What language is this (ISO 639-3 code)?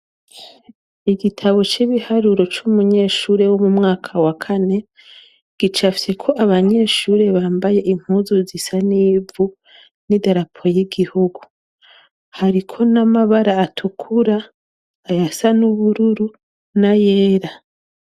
run